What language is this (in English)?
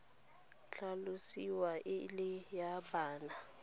Tswana